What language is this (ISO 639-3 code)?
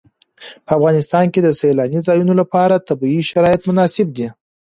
pus